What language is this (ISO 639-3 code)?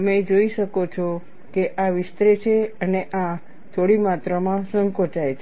guj